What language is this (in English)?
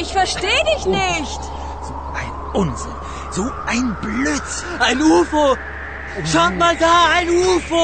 Romanian